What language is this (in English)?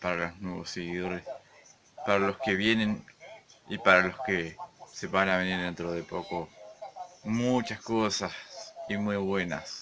Spanish